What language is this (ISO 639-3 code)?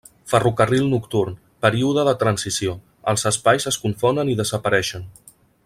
cat